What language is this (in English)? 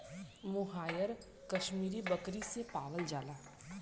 Bhojpuri